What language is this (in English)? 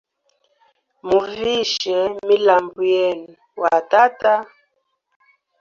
Hemba